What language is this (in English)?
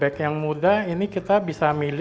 Indonesian